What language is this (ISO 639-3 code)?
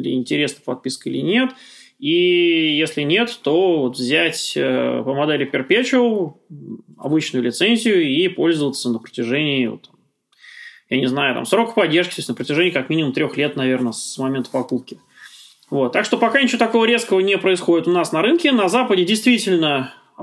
rus